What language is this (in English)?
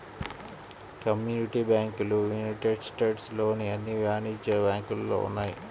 Telugu